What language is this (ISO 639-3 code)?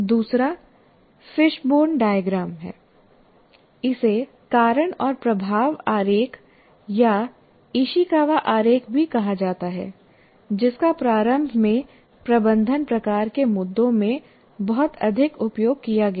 hin